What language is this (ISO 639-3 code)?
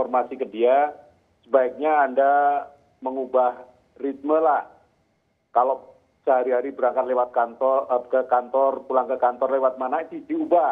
ind